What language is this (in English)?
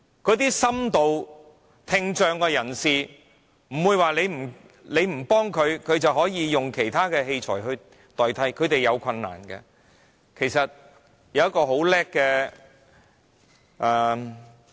Cantonese